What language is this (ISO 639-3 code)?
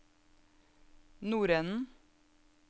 nor